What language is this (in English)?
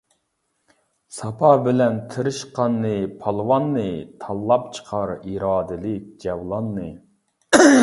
Uyghur